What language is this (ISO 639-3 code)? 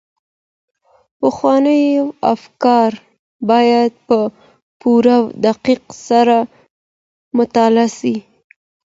pus